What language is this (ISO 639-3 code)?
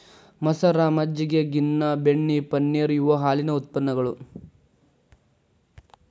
kan